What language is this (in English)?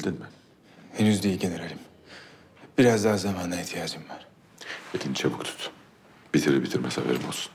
Turkish